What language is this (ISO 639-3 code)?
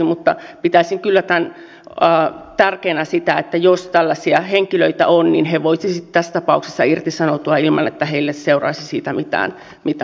fin